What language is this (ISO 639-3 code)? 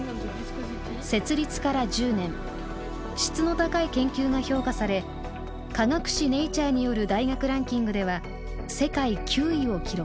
jpn